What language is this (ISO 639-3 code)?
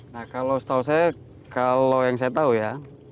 ind